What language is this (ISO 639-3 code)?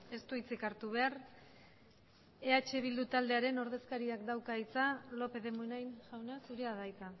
eus